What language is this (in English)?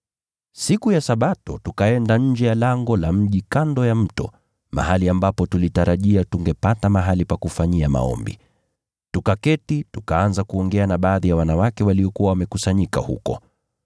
Swahili